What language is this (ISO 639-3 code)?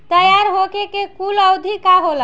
bho